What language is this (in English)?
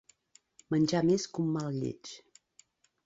Catalan